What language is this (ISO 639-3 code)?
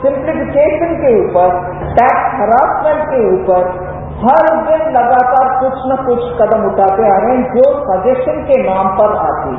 hin